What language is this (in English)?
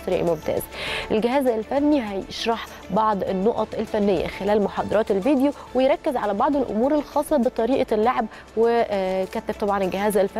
Arabic